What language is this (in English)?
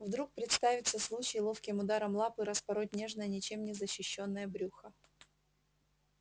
Russian